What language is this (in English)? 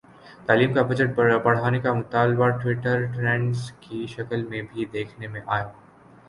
Urdu